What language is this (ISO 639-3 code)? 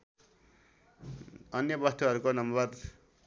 nep